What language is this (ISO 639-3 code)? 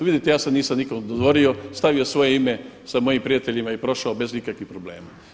hrv